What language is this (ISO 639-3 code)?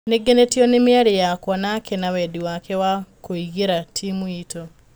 kik